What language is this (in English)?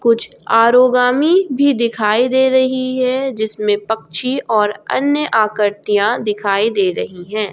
Hindi